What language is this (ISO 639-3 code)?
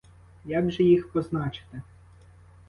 ukr